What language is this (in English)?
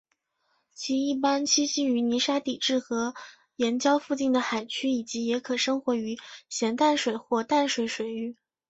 Chinese